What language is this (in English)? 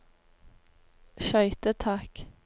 Norwegian